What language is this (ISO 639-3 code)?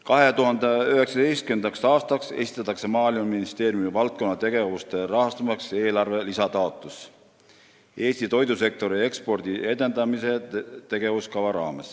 est